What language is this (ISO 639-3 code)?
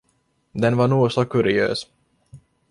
swe